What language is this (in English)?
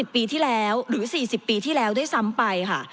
Thai